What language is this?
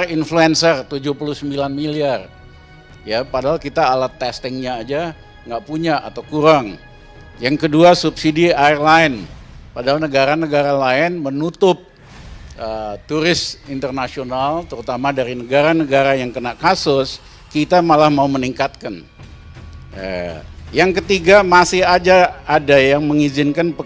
Indonesian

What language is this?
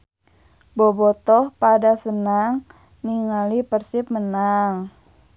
Sundanese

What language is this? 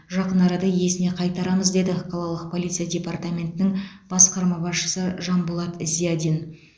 Kazakh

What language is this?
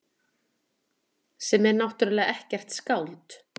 Icelandic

